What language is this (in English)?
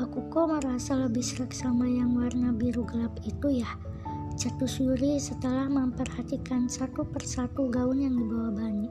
Indonesian